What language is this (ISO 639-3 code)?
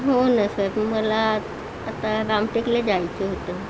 mar